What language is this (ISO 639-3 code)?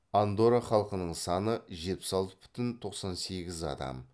kaz